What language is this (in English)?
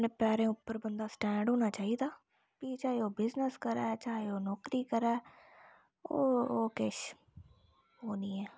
Dogri